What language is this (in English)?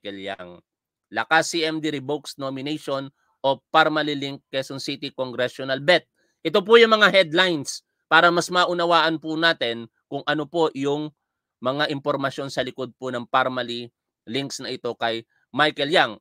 Filipino